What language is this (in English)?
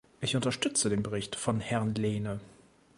German